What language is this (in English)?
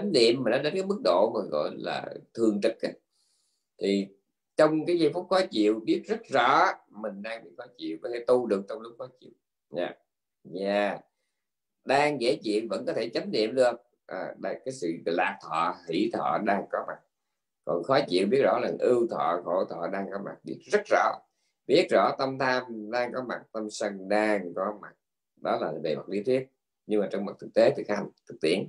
Vietnamese